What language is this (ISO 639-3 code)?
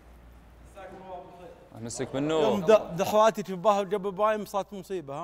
ara